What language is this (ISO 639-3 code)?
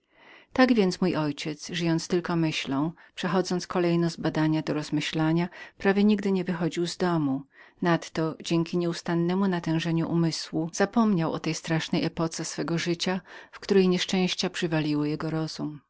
pol